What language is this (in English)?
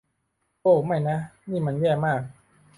Thai